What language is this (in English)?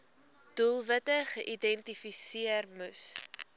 Afrikaans